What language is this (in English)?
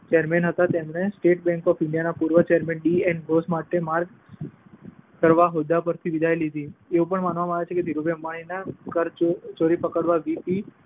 Gujarati